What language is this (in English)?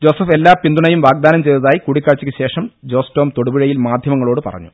Malayalam